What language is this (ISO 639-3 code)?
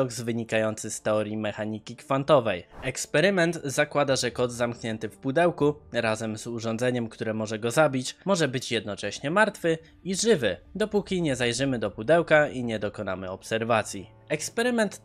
pol